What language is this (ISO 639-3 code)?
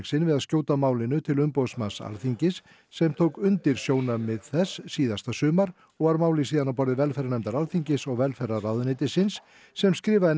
isl